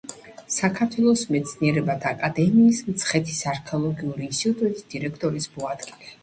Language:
Georgian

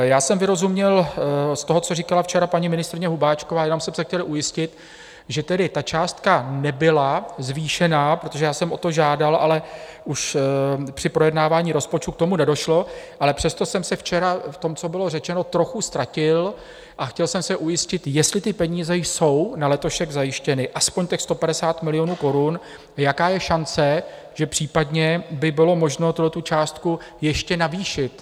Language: Czech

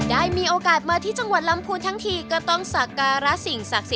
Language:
Thai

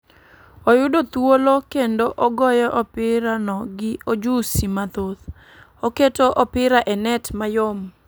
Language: Luo (Kenya and Tanzania)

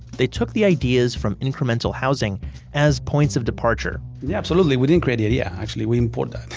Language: English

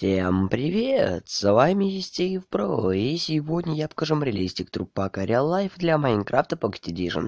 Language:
Russian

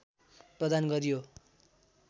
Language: Nepali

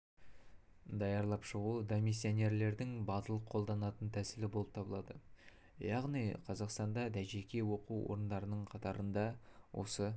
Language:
Kazakh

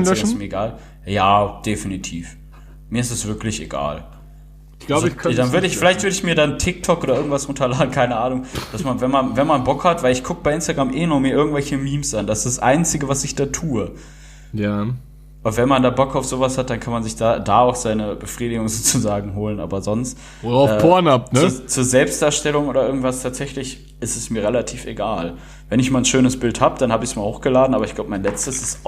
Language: German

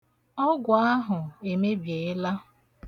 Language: Igbo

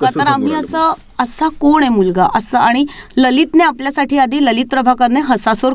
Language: Marathi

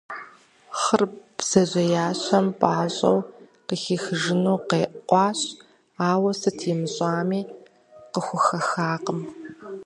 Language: Kabardian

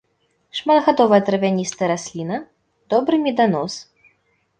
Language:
Belarusian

